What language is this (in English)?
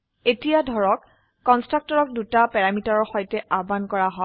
Assamese